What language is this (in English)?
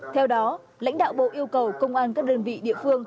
Vietnamese